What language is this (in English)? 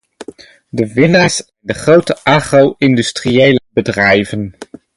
Dutch